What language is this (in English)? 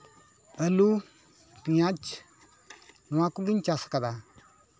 Santali